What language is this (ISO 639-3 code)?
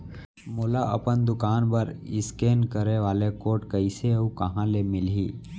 hne